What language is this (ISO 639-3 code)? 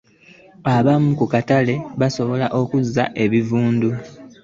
lug